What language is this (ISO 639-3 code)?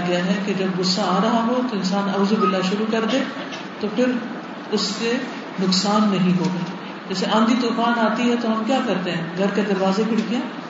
urd